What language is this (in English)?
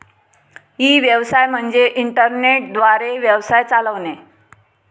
Marathi